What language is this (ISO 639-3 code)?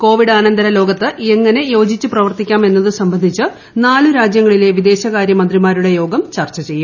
mal